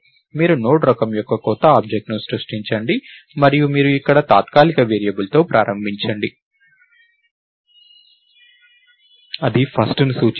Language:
Telugu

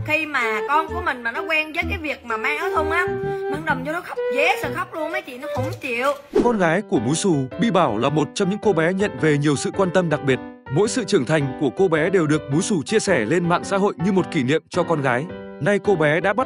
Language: Vietnamese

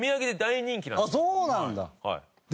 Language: Japanese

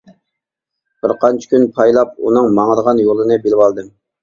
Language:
Uyghur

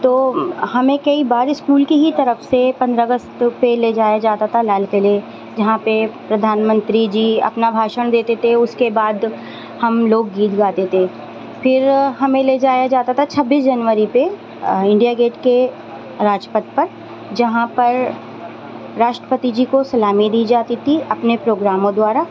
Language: Urdu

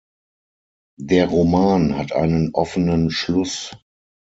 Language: German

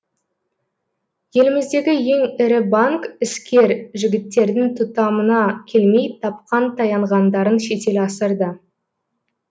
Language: Kazakh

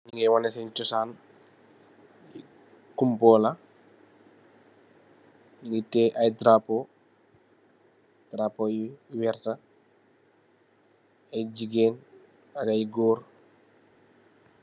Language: Wolof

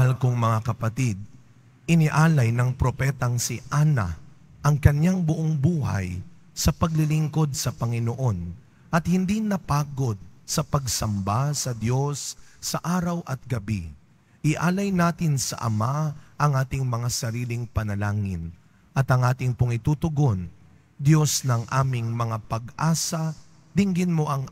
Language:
Filipino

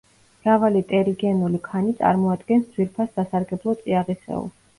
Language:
Georgian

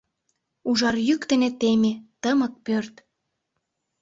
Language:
Mari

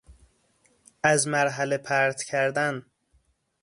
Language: Persian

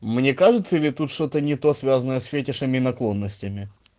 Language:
Russian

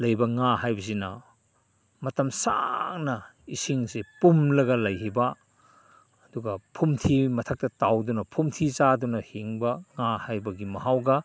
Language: Manipuri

